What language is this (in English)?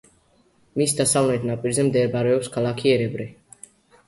Georgian